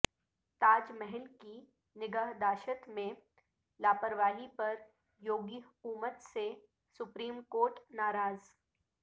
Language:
Urdu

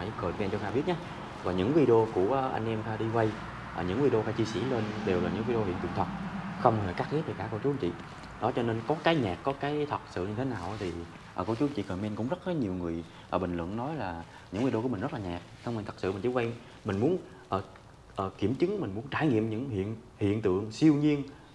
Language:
Vietnamese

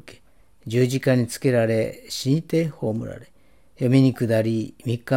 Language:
Japanese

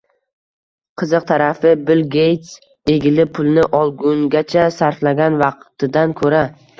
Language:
Uzbek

